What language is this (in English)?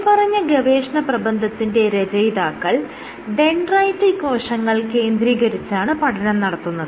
Malayalam